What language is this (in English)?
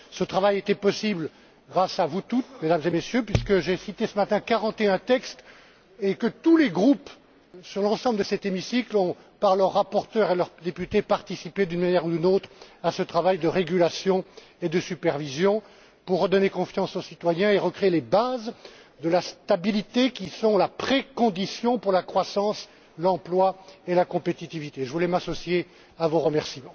French